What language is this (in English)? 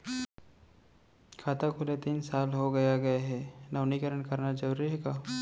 Chhattisgarhi